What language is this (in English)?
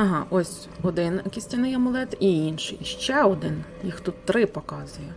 Ukrainian